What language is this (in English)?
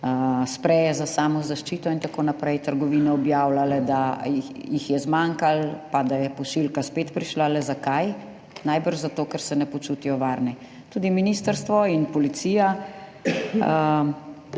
Slovenian